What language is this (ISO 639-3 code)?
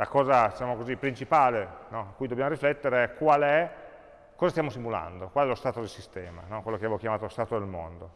ita